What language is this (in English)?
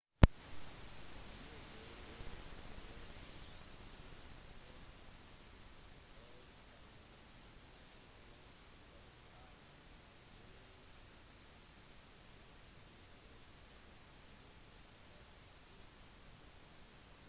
Norwegian Bokmål